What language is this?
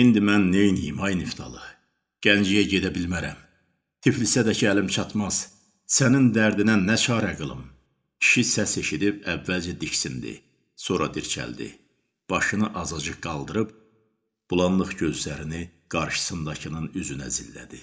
Turkish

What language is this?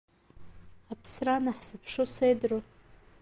Abkhazian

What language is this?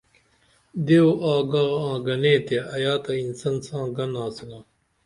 Dameli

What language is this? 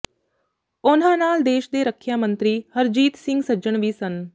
Punjabi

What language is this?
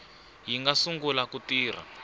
Tsonga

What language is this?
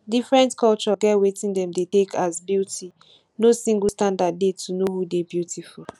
Nigerian Pidgin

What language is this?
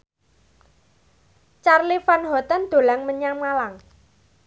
Javanese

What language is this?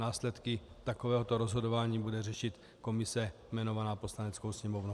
Czech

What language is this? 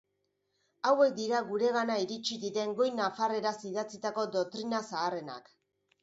Basque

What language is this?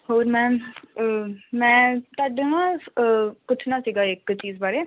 Punjabi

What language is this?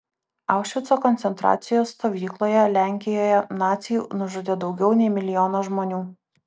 Lithuanian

